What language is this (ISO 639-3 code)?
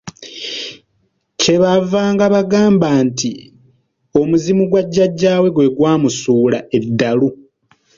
lug